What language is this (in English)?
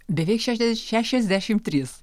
Lithuanian